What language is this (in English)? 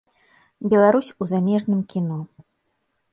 Belarusian